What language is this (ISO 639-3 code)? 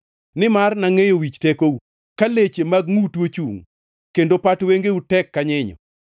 luo